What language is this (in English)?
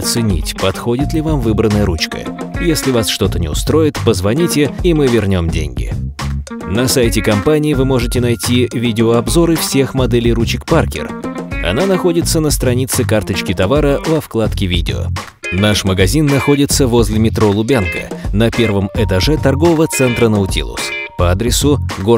Russian